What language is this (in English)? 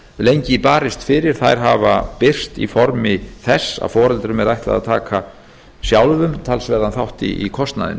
Icelandic